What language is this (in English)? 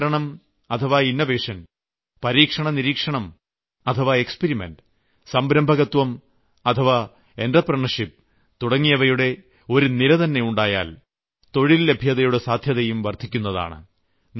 Malayalam